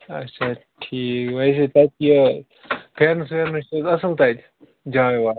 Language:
Kashmiri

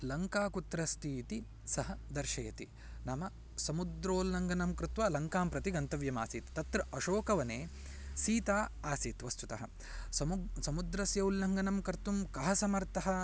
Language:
Sanskrit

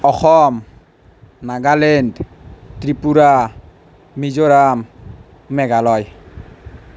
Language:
Assamese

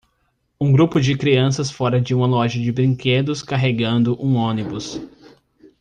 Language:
Portuguese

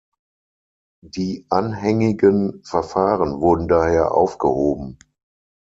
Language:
German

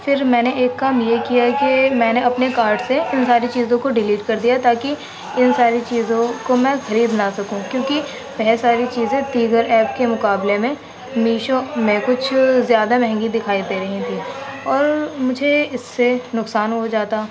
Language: Urdu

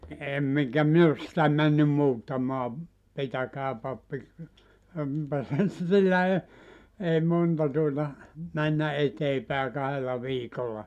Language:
Finnish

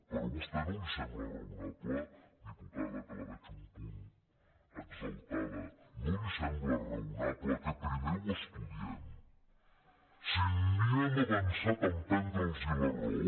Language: Catalan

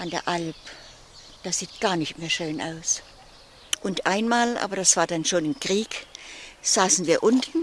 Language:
German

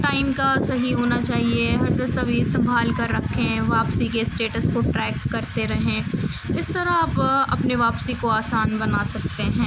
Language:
Urdu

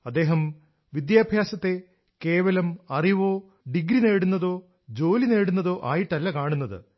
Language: Malayalam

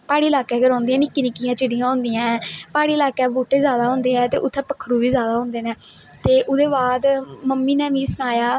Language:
Dogri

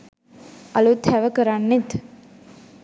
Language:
Sinhala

